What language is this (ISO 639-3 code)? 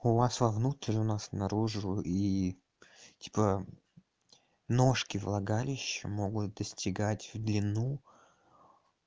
rus